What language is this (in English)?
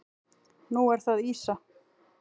Icelandic